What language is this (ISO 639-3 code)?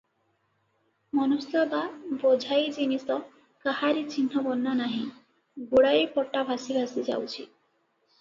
ori